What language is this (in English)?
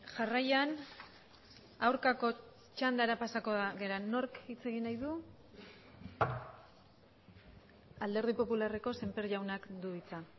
Basque